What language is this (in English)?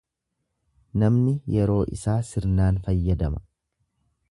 Oromo